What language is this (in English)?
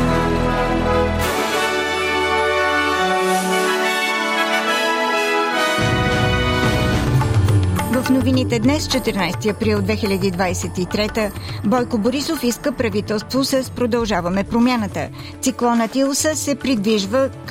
Bulgarian